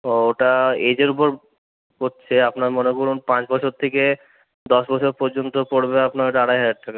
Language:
Bangla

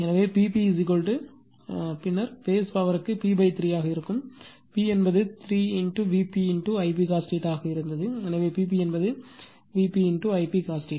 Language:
Tamil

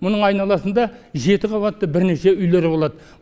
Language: Kazakh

